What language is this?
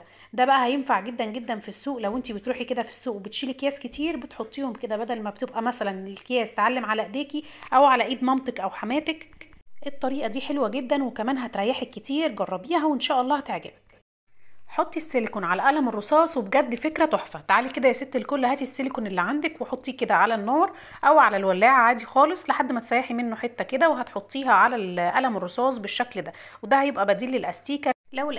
Arabic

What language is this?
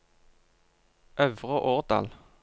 Norwegian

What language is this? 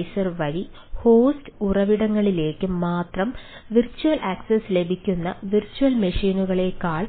Malayalam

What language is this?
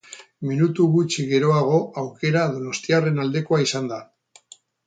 Basque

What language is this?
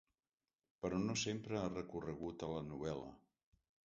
Catalan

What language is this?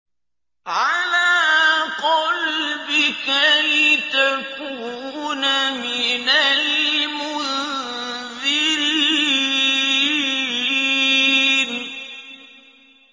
Arabic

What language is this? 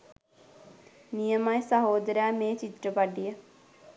Sinhala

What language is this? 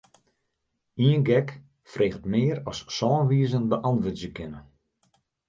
Western Frisian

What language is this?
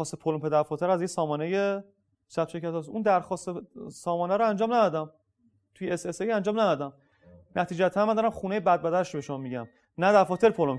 Persian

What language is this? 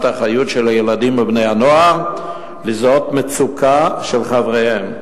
Hebrew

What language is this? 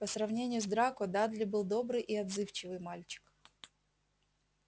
Russian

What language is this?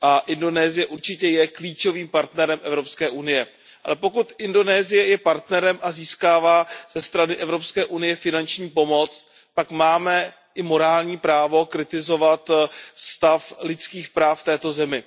Czech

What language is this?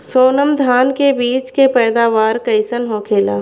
Bhojpuri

